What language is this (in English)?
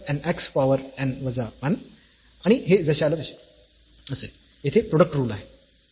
Marathi